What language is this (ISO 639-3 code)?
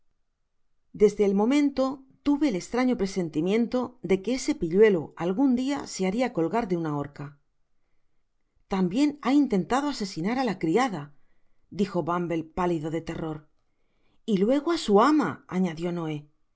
spa